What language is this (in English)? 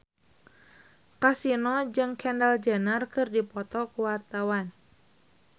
Sundanese